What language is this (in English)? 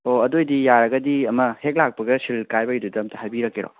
Manipuri